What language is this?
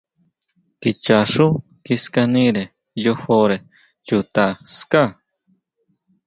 Huautla Mazatec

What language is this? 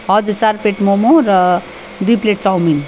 Nepali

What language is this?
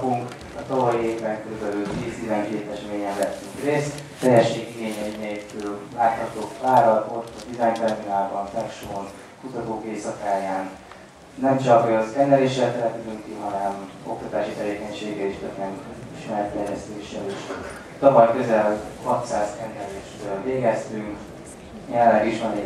Hungarian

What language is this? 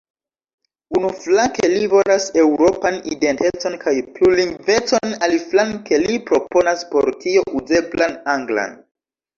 Esperanto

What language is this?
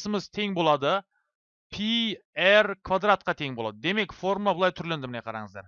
Turkish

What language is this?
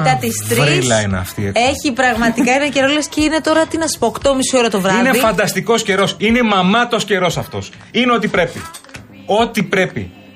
Greek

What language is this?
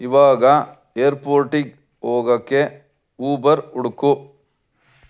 Kannada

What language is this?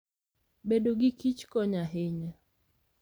Luo (Kenya and Tanzania)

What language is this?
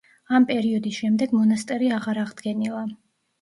Georgian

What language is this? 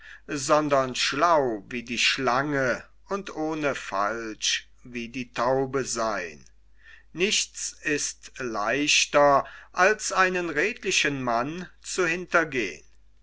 German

